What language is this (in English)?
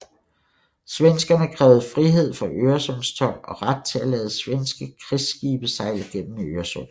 Danish